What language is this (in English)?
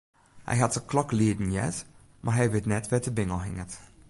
Western Frisian